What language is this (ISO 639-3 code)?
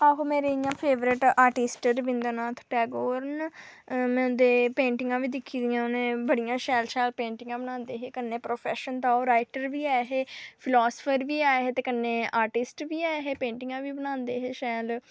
doi